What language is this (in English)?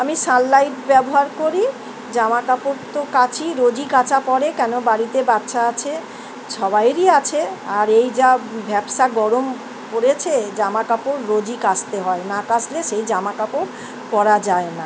Bangla